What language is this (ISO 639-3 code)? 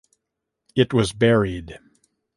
eng